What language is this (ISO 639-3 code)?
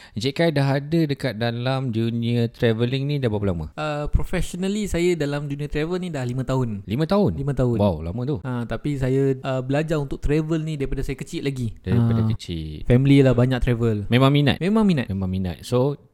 msa